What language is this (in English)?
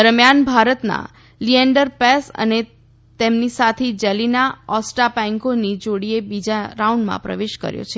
Gujarati